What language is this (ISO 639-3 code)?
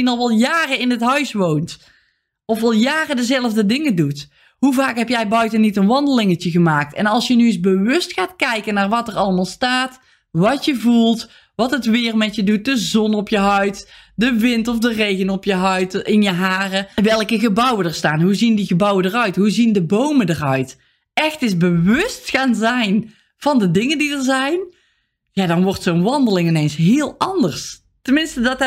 nld